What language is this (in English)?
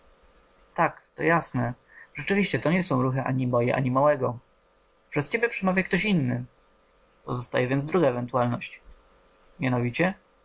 Polish